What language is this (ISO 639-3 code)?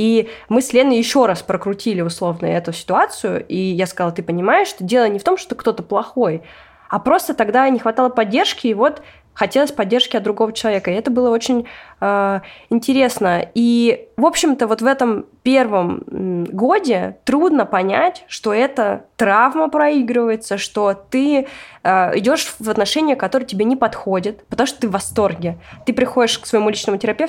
rus